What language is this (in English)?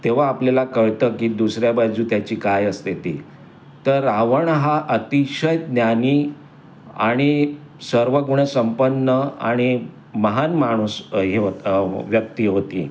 Marathi